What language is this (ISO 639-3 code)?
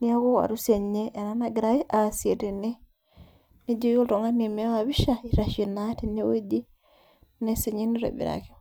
mas